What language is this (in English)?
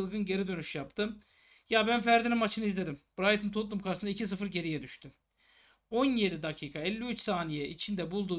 Turkish